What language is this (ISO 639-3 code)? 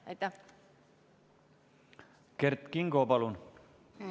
est